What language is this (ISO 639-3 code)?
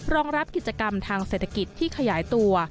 tha